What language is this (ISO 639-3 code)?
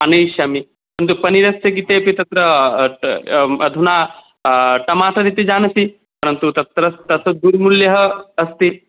san